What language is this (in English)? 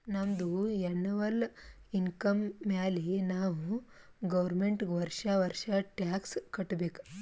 Kannada